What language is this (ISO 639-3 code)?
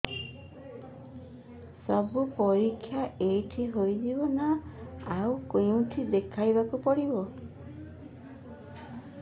ori